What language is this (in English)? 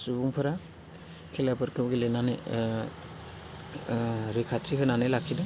Bodo